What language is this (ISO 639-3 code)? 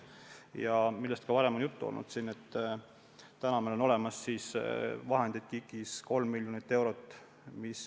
est